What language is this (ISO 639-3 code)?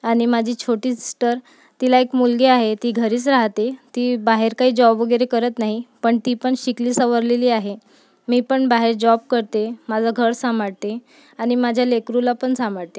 mar